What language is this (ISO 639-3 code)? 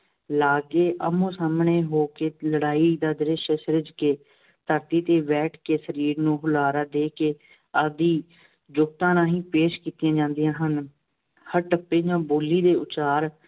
pan